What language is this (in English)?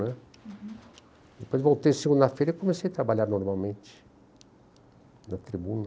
Portuguese